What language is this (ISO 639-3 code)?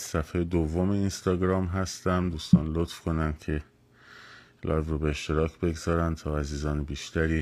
fas